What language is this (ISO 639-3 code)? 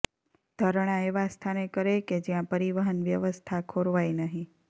guj